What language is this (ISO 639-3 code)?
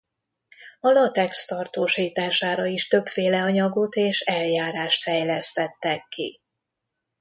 hun